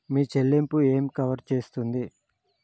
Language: Telugu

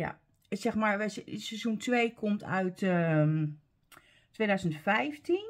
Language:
Dutch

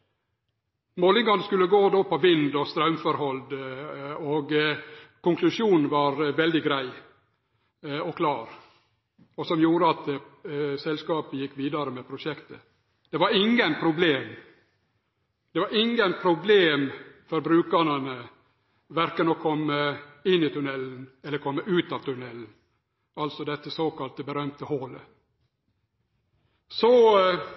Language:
Norwegian Nynorsk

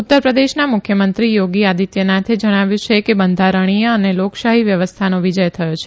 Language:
Gujarati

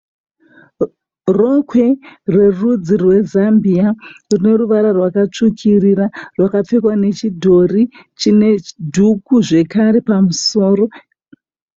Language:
Shona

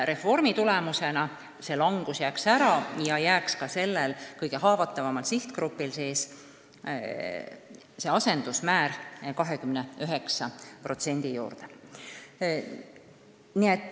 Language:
Estonian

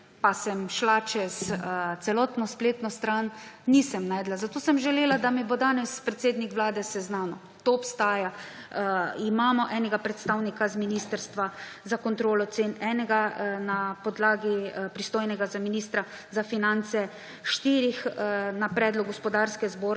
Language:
Slovenian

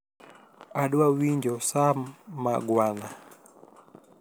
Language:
Luo (Kenya and Tanzania)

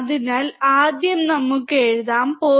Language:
Malayalam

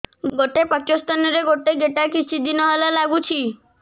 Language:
Odia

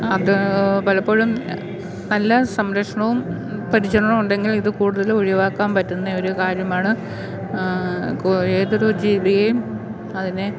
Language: Malayalam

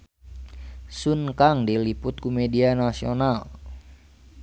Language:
Sundanese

